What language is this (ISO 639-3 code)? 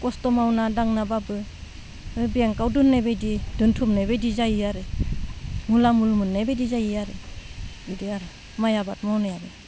brx